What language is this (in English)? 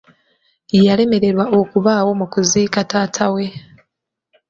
Ganda